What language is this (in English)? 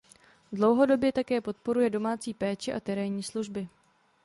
Czech